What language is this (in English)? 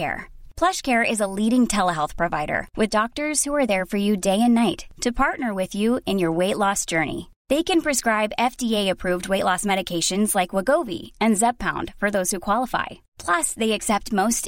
Persian